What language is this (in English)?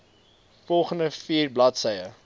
Afrikaans